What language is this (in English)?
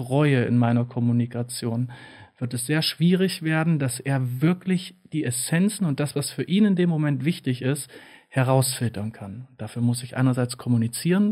German